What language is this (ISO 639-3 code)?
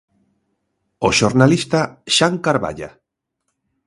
glg